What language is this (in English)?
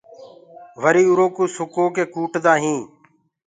Gurgula